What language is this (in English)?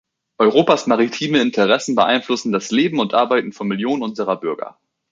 German